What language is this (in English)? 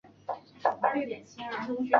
Chinese